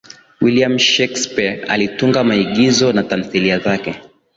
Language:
Swahili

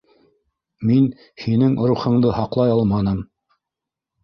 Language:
Bashkir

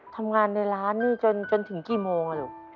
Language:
Thai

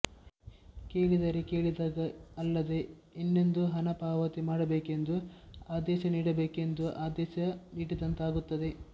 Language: Kannada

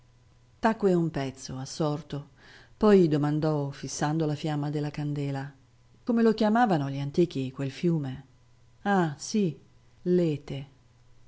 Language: Italian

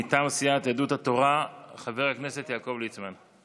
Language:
Hebrew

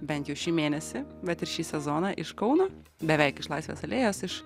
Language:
Lithuanian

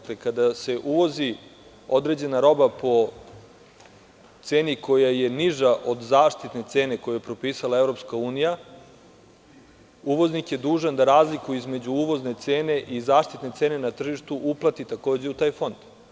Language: Serbian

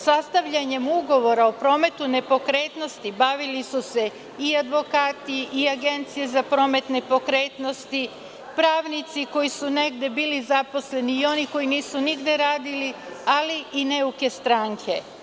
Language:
Serbian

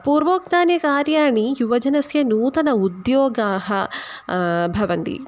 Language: Sanskrit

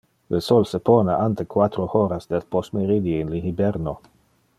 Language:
Interlingua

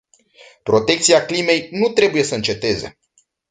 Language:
Romanian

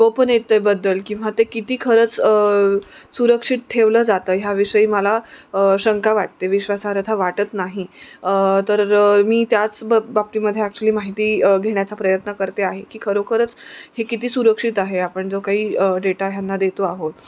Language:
Marathi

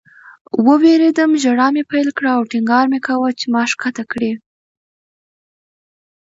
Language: Pashto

